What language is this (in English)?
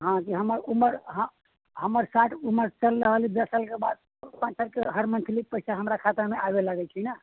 Maithili